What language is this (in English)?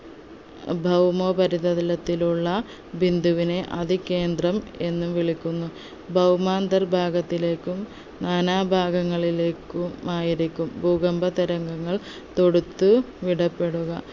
Malayalam